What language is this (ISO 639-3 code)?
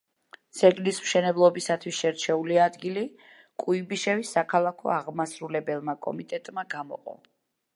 kat